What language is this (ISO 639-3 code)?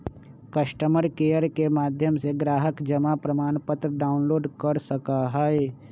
mag